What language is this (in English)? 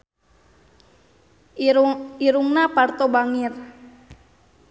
Sundanese